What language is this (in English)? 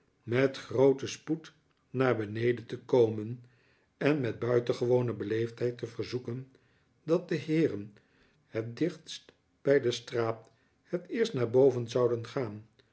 Dutch